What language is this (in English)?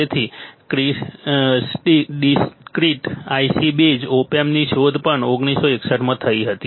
Gujarati